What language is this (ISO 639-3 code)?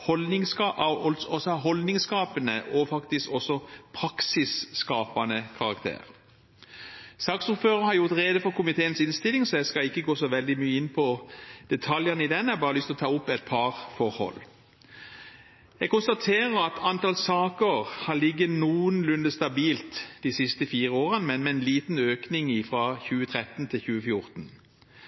nob